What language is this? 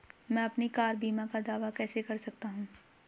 Hindi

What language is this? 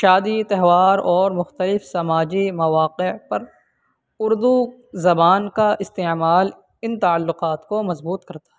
Urdu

